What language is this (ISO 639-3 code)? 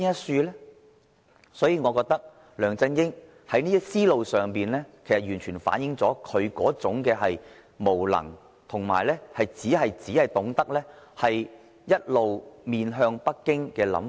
yue